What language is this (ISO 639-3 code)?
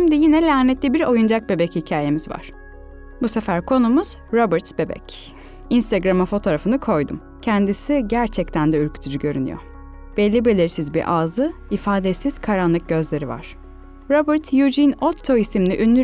tur